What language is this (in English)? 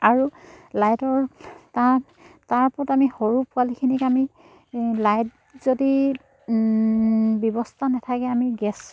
Assamese